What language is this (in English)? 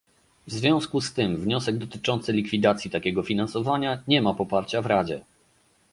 Polish